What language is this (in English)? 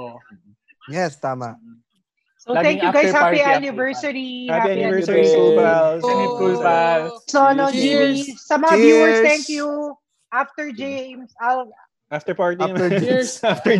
Filipino